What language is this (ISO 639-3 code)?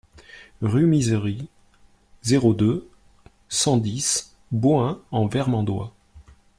fra